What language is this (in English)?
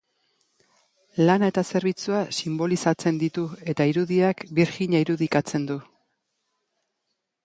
Basque